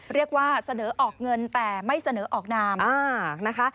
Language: Thai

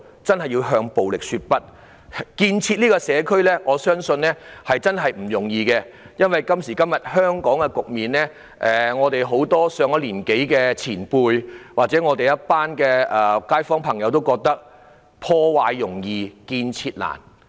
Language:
Cantonese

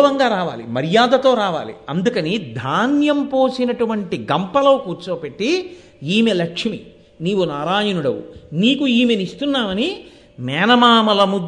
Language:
Telugu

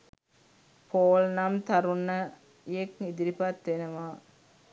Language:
Sinhala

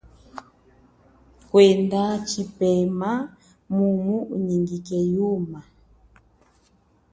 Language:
Chokwe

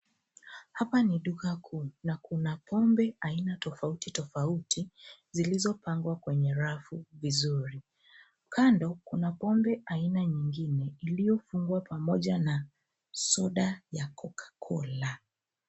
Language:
Swahili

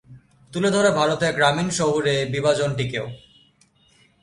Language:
Bangla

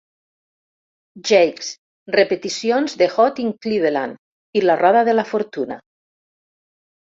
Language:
Catalan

